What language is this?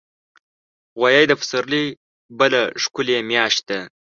Pashto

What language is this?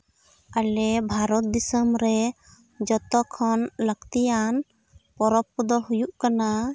Santali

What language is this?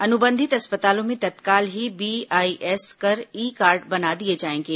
Hindi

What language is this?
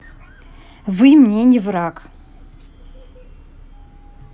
Russian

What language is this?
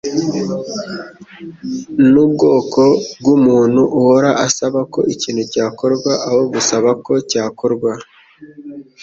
Kinyarwanda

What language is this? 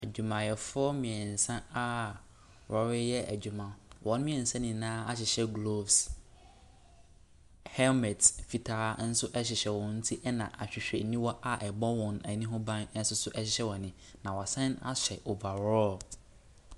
Akan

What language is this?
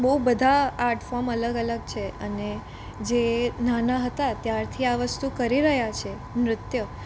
Gujarati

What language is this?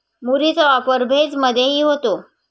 Marathi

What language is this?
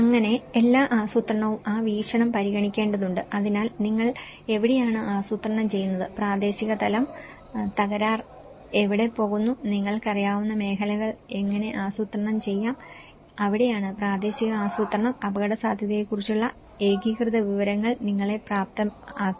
Malayalam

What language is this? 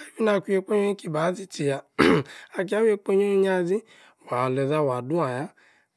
Yace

